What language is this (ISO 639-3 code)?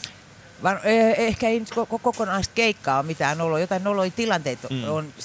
fin